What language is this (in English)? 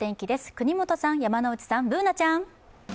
Japanese